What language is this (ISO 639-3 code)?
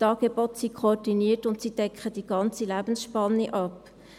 gsw